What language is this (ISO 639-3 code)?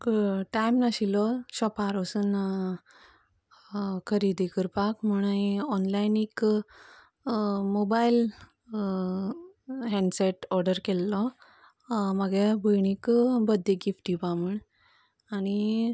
kok